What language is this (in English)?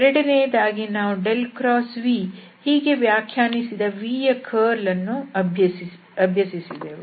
Kannada